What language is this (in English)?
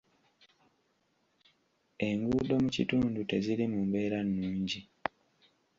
Ganda